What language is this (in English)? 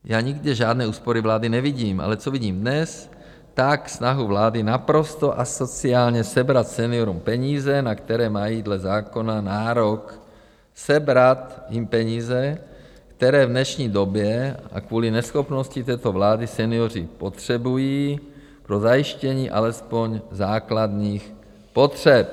Czech